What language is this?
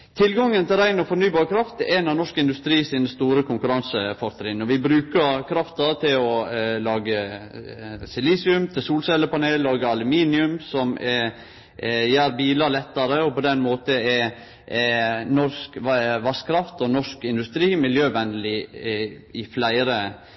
Norwegian Nynorsk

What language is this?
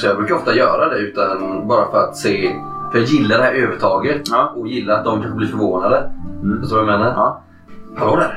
Swedish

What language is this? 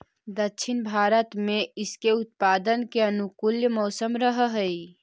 Magahi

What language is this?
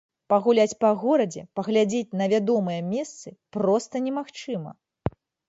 Belarusian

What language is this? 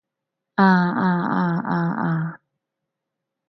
Cantonese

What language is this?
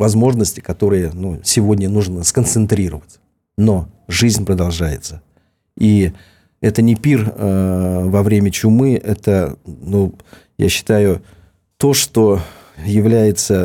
Russian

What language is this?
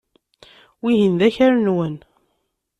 Kabyle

